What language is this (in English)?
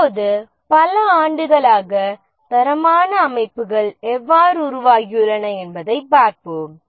Tamil